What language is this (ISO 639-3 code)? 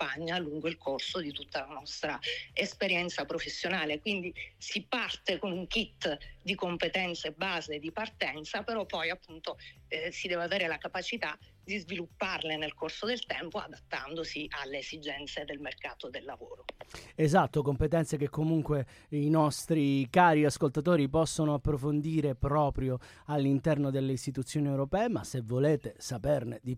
ita